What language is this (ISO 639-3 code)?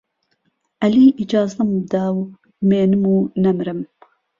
ckb